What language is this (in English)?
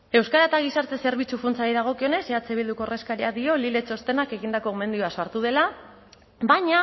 Basque